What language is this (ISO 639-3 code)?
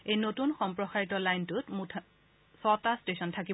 asm